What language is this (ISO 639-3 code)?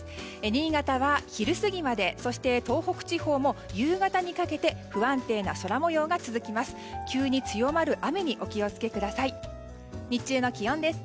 jpn